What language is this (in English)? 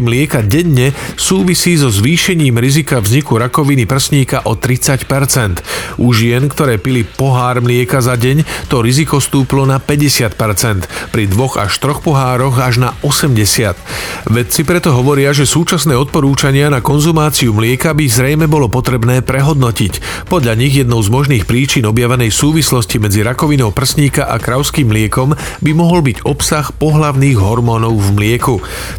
Slovak